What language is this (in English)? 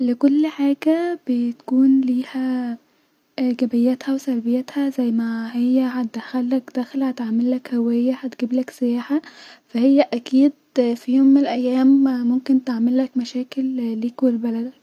Egyptian Arabic